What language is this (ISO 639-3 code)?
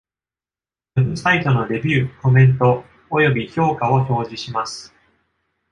jpn